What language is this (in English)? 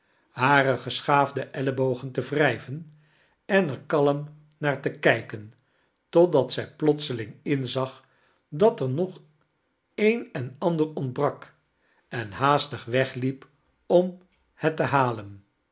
Dutch